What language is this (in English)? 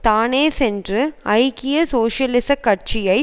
Tamil